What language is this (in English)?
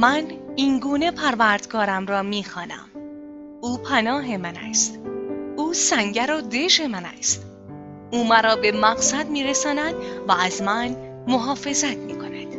Persian